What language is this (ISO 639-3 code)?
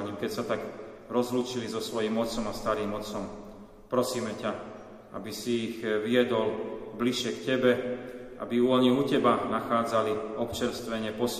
slk